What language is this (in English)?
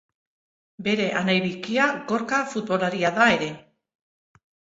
Basque